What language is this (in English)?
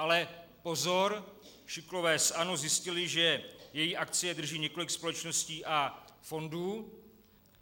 Czech